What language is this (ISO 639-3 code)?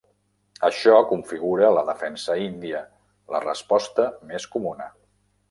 cat